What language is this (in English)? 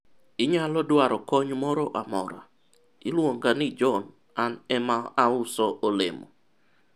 Luo (Kenya and Tanzania)